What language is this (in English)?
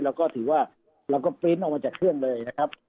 Thai